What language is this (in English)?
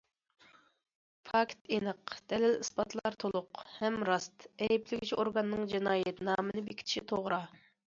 Uyghur